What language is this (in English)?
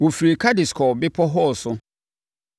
Akan